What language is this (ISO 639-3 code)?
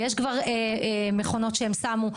heb